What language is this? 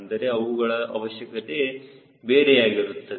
Kannada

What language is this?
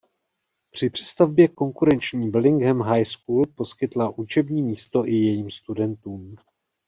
Czech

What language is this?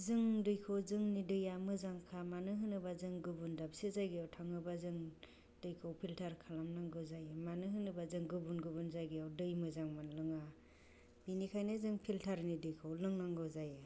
Bodo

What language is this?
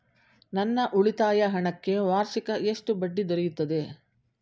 Kannada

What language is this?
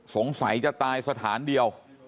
Thai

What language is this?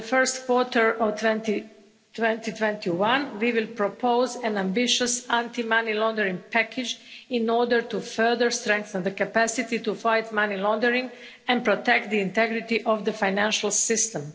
English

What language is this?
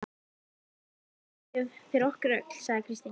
Icelandic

